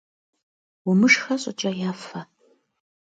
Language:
Kabardian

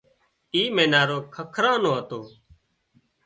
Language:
Wadiyara Koli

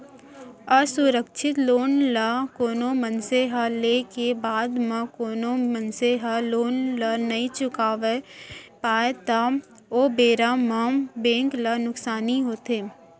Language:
Chhattisgarhi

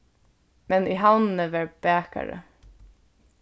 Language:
Faroese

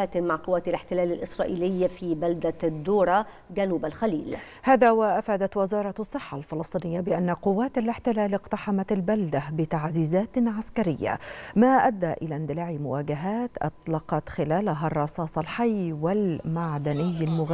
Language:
Arabic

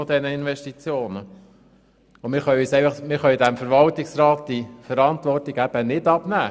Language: Swiss German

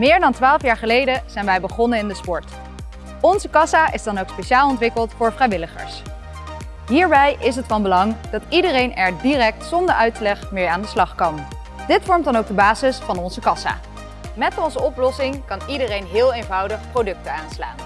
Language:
Dutch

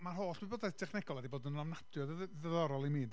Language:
Welsh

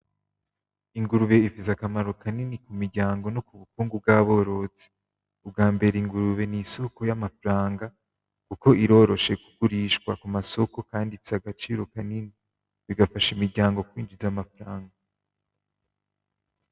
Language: Rundi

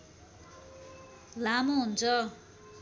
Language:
Nepali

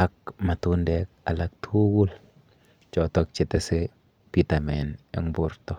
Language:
Kalenjin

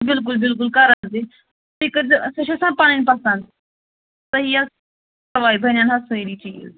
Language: Kashmiri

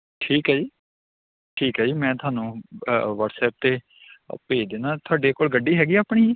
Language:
Punjabi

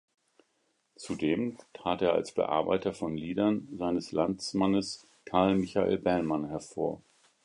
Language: German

